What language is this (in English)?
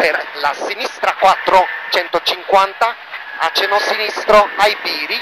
Italian